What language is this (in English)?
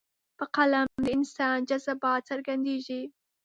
Pashto